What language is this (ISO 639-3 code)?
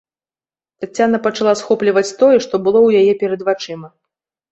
bel